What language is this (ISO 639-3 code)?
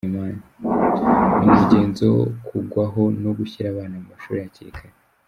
kin